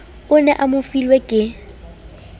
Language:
Southern Sotho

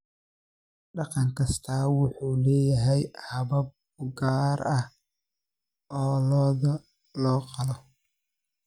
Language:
Somali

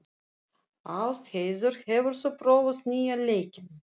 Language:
Icelandic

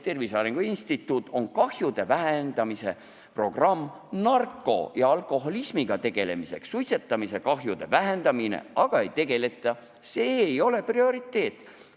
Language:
Estonian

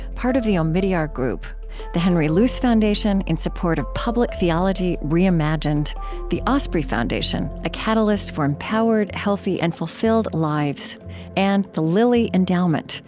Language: English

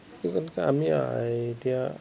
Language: Assamese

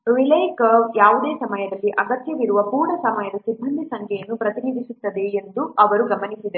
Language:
Kannada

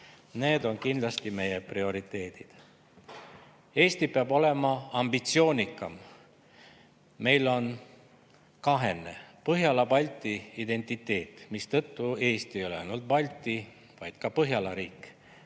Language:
Estonian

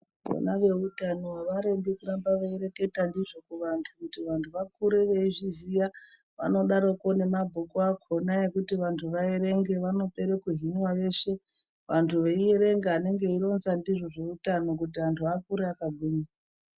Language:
Ndau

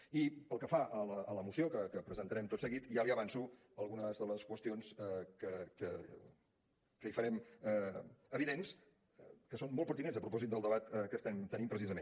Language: Catalan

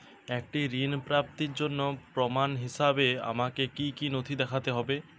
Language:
Bangla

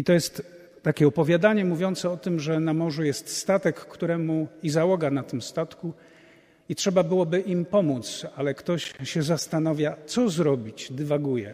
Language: Polish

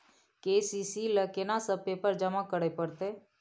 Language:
Maithili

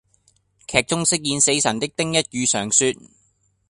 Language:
Cantonese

